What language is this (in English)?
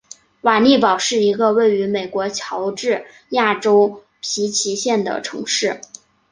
Chinese